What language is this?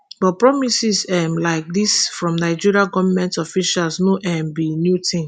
Nigerian Pidgin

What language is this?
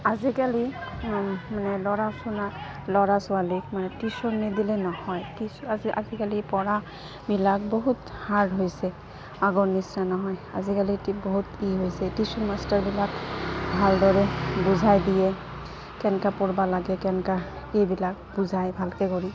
Assamese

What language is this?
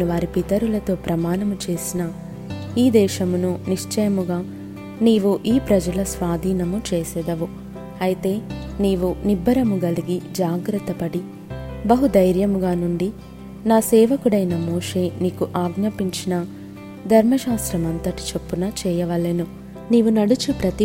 Telugu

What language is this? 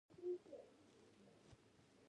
Pashto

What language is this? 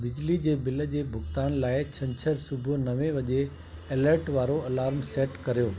Sindhi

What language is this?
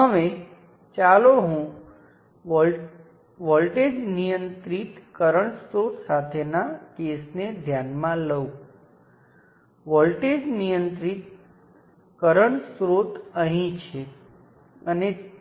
Gujarati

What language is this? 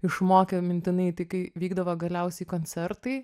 Lithuanian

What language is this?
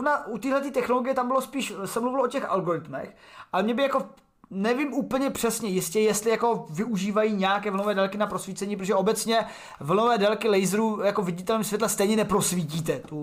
Czech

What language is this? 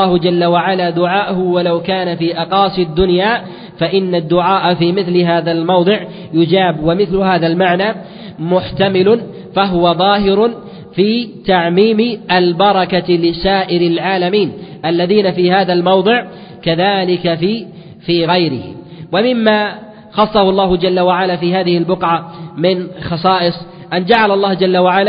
Arabic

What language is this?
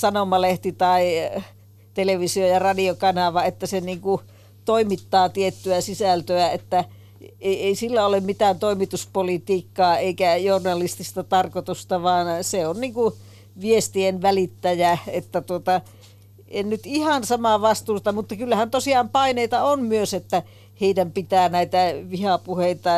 Finnish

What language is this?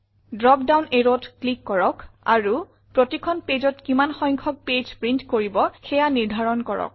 Assamese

